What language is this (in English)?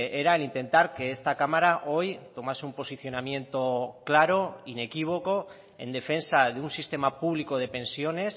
Spanish